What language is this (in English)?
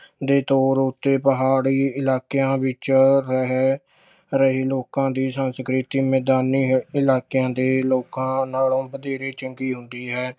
Punjabi